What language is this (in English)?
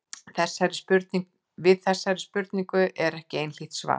Icelandic